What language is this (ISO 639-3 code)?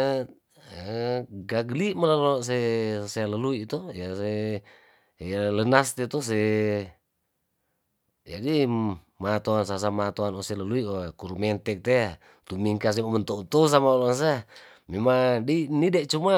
tdn